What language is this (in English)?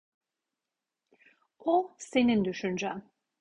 Turkish